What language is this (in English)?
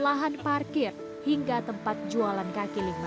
Indonesian